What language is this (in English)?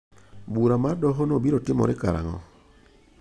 Luo (Kenya and Tanzania)